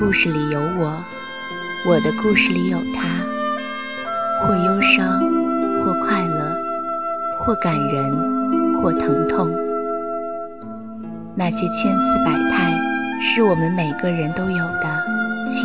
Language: Chinese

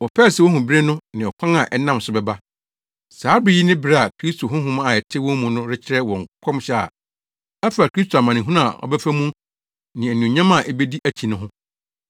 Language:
Akan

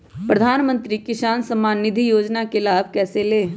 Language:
Magahi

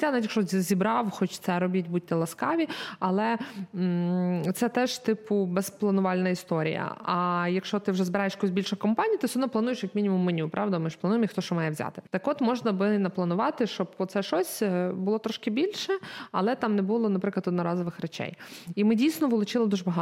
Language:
Ukrainian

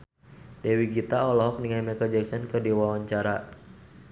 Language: Sundanese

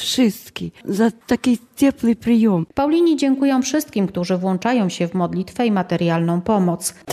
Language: Polish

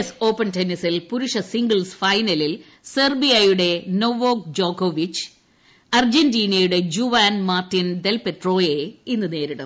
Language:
Malayalam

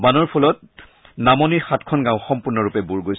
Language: Assamese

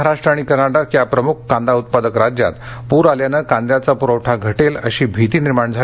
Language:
Marathi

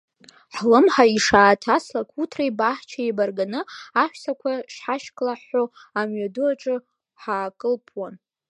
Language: Abkhazian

